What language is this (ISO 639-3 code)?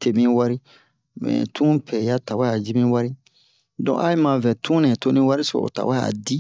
bmq